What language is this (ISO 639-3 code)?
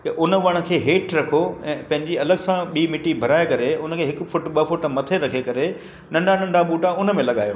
snd